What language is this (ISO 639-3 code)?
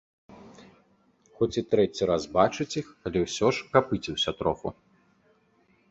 bel